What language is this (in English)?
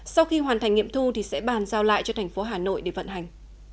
Vietnamese